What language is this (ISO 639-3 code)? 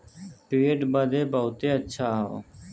bho